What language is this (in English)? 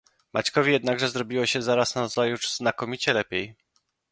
Polish